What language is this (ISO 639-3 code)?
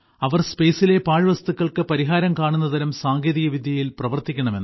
mal